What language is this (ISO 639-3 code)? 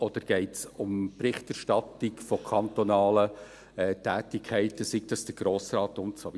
gsw